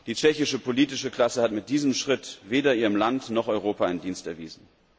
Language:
German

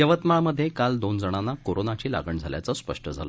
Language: Marathi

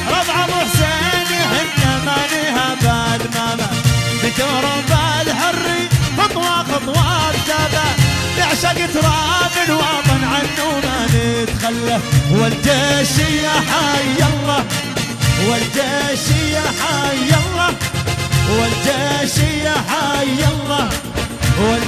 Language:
Arabic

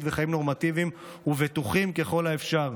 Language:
Hebrew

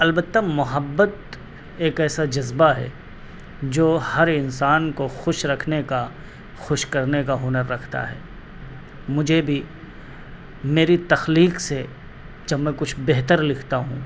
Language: Urdu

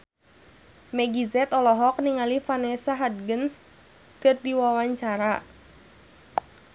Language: Sundanese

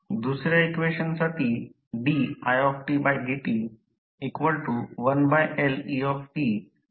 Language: Marathi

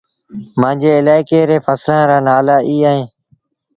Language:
Sindhi Bhil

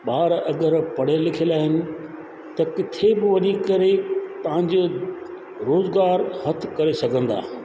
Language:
Sindhi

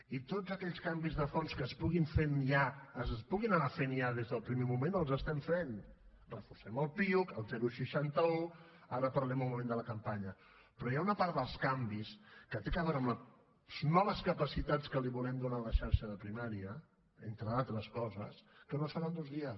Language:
Catalan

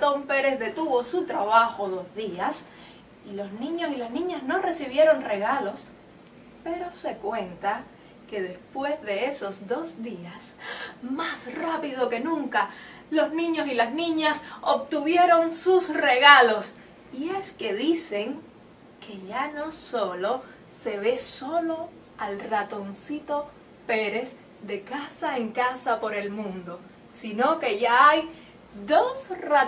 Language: Spanish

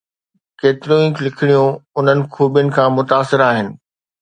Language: Sindhi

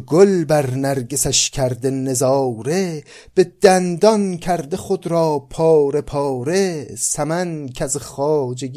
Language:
Persian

